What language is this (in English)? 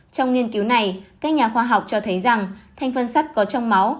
Vietnamese